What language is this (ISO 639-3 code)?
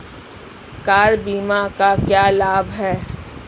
hin